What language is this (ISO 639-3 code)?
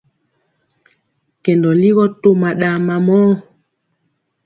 mcx